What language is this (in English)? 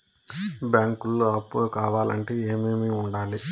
Telugu